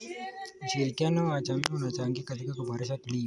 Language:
Kalenjin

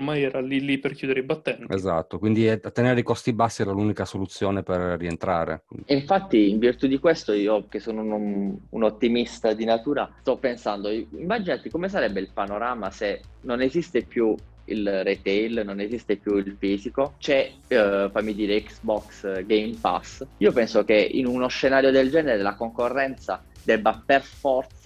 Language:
Italian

